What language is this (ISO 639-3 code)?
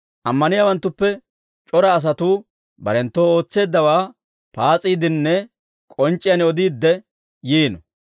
dwr